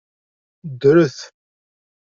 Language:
Kabyle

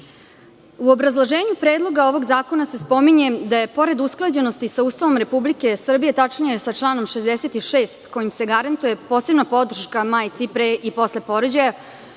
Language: Serbian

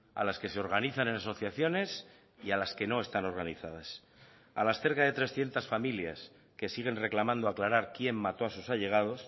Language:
Spanish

